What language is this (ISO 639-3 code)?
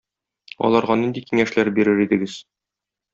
tat